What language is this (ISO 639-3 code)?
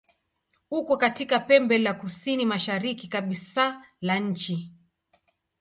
swa